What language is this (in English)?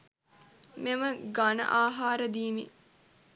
Sinhala